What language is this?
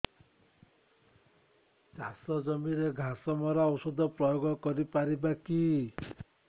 Odia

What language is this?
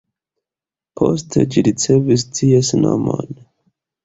Esperanto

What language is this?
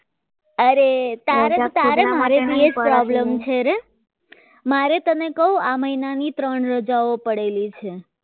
Gujarati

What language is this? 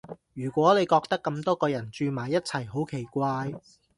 Cantonese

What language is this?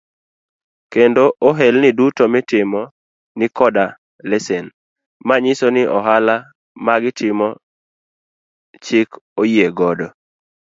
Luo (Kenya and Tanzania)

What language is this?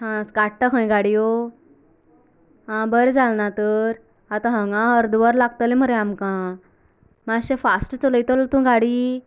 Konkani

